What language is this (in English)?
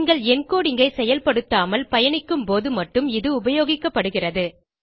Tamil